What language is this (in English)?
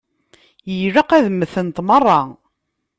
Kabyle